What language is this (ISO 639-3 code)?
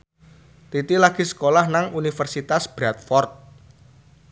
jav